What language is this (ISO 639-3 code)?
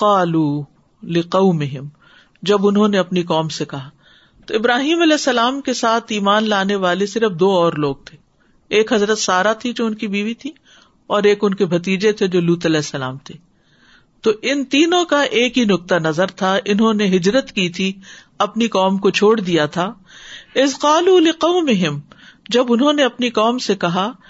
urd